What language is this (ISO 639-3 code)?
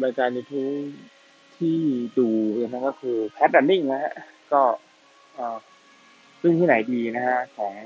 tha